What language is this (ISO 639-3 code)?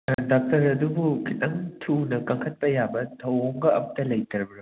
mni